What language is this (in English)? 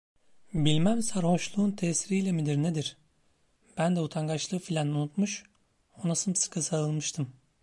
Turkish